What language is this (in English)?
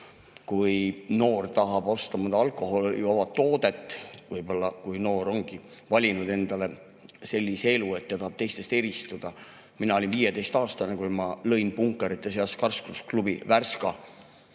Estonian